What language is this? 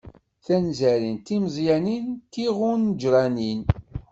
Kabyle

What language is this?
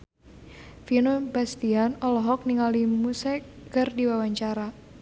Sundanese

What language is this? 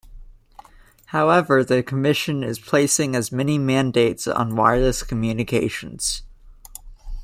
English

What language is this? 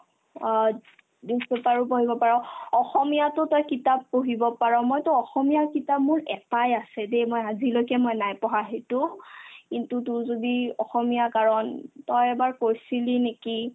Assamese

